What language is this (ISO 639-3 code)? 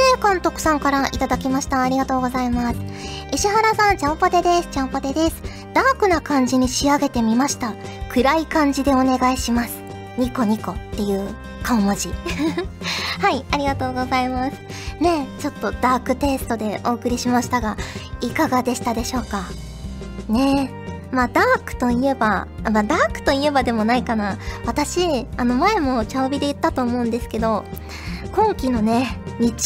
jpn